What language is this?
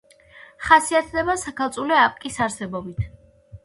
Georgian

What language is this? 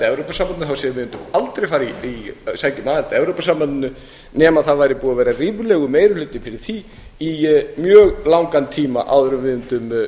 Icelandic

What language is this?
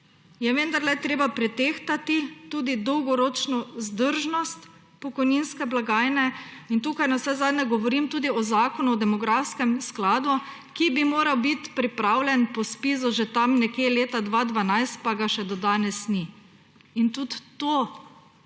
Slovenian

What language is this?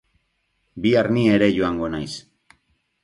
Basque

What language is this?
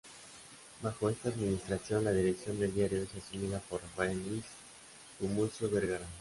Spanish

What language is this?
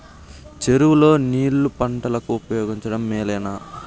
Telugu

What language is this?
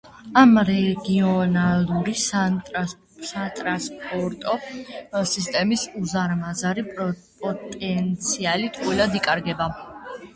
Georgian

